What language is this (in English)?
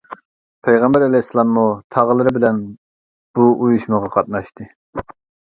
Uyghur